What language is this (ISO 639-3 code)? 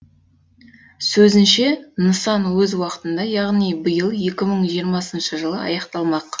kaz